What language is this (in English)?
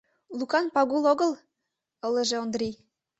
Mari